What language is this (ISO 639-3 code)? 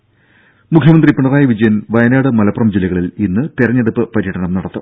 mal